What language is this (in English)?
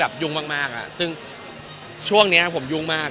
Thai